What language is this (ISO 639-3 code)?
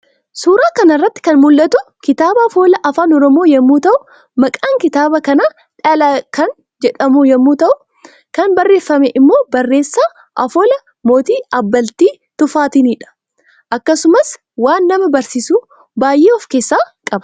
orm